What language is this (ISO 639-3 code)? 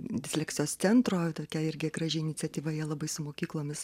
lit